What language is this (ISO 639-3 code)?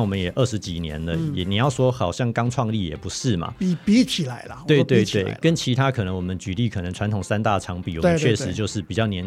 zho